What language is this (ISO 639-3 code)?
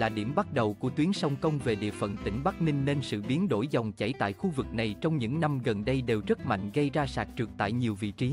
vie